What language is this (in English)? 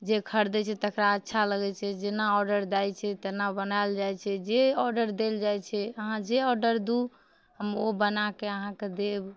Maithili